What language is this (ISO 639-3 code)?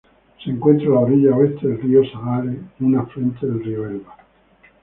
spa